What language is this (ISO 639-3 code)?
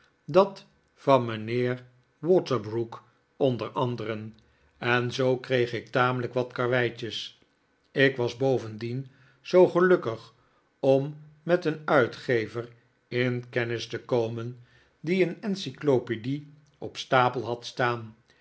nld